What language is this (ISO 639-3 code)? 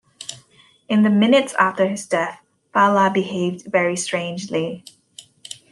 eng